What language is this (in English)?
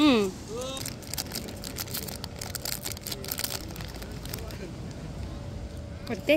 Korean